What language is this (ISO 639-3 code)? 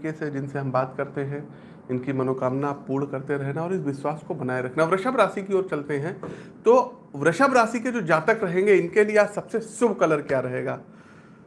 hin